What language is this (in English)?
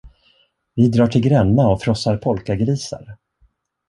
Swedish